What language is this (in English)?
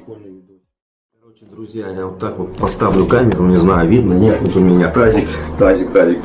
Russian